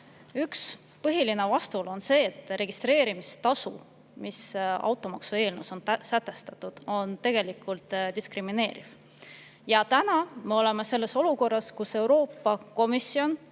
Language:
Estonian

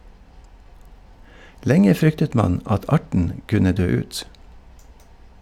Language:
Norwegian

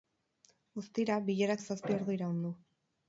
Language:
Basque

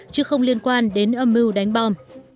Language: Vietnamese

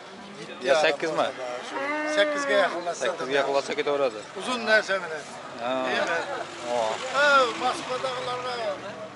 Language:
Turkish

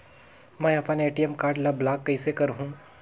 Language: Chhattisgarhi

